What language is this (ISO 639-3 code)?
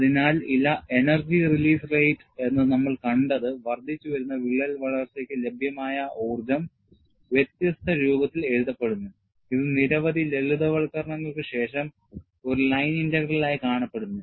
mal